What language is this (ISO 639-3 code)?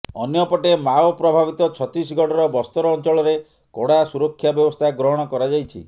ori